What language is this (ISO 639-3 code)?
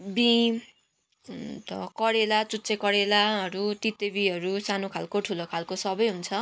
nep